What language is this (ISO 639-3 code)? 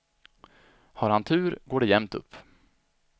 swe